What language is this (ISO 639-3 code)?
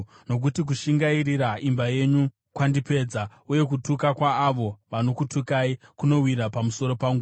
sna